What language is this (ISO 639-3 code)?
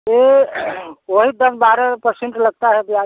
hin